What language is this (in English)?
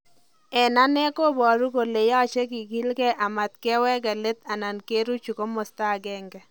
Kalenjin